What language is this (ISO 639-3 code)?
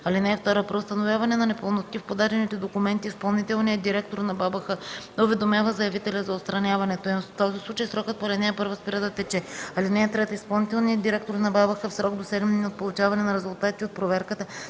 bul